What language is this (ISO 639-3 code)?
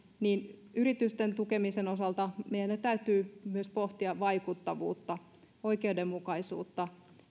fin